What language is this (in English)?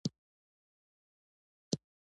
Pashto